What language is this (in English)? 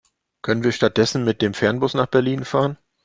German